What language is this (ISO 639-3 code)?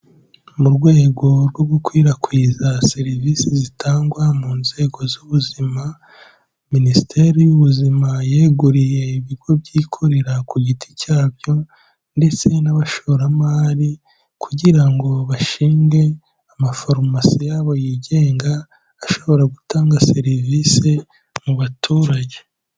kin